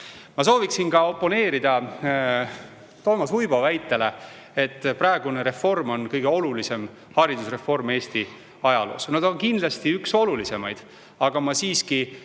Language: Estonian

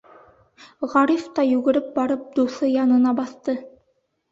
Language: Bashkir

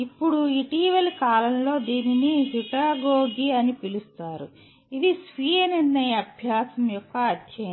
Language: Telugu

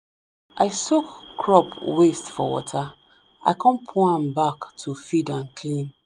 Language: Nigerian Pidgin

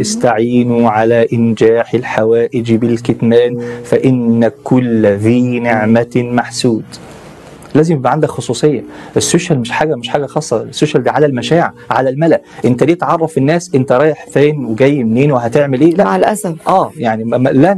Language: Arabic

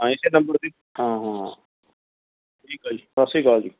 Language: Punjabi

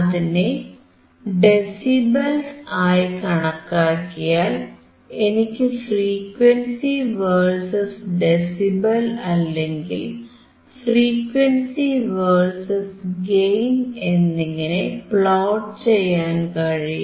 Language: Malayalam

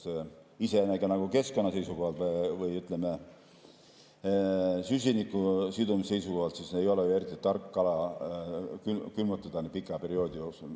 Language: Estonian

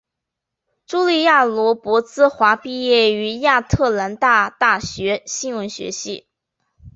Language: Chinese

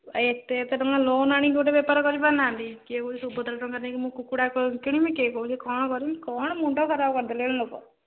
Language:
Odia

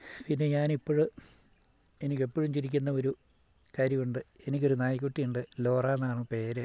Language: Malayalam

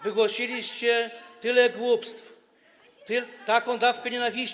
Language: Polish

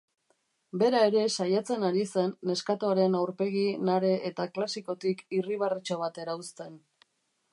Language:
Basque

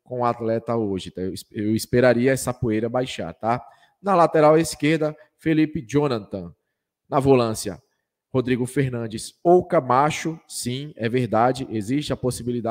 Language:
Portuguese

